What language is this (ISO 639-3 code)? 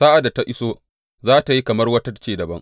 hau